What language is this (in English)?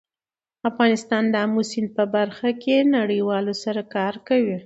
Pashto